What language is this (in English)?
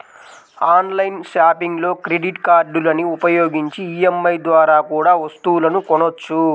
Telugu